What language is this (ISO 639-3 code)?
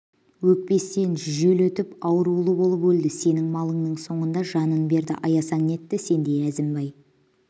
kaz